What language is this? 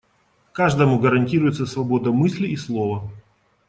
Russian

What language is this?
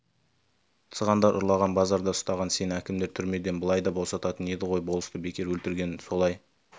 Kazakh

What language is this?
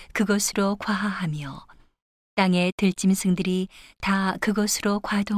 Korean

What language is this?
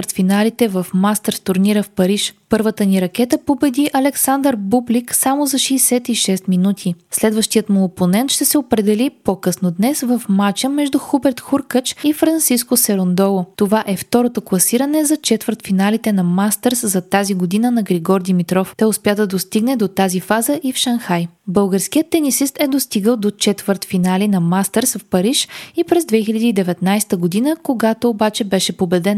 Bulgarian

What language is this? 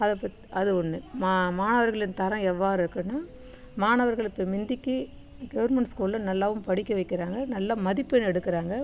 Tamil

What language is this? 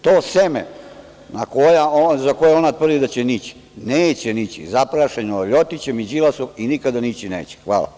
Serbian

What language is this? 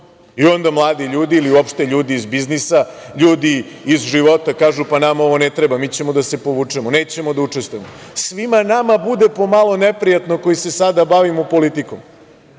Serbian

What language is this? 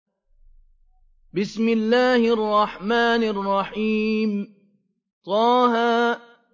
Arabic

